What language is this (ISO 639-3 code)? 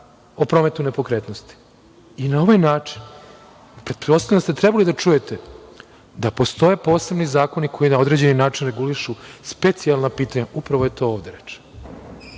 srp